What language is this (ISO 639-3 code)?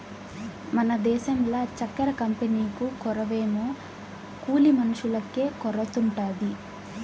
tel